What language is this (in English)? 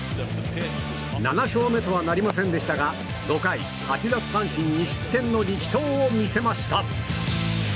Japanese